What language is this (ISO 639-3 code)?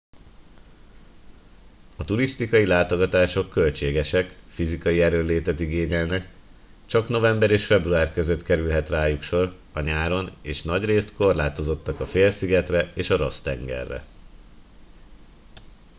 hun